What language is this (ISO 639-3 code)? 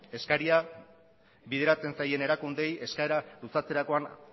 eus